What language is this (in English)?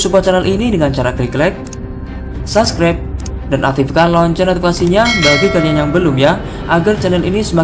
Indonesian